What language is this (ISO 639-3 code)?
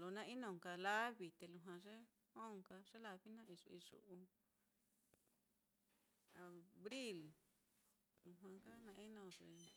vmm